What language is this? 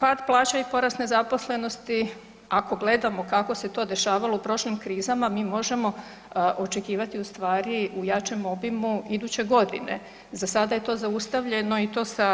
Croatian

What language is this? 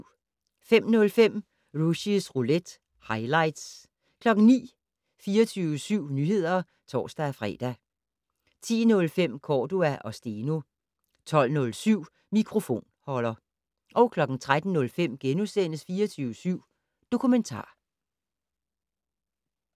Danish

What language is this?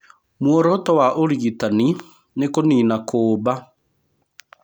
Kikuyu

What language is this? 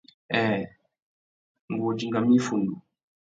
Tuki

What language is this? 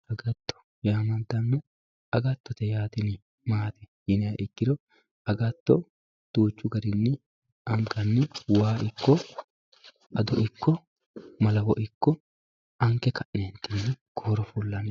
Sidamo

